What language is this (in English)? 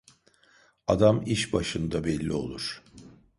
Turkish